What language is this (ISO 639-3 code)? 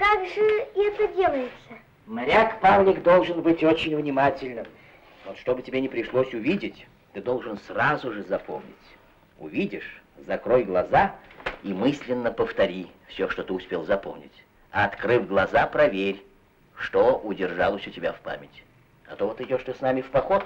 rus